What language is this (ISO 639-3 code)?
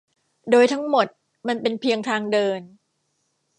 tha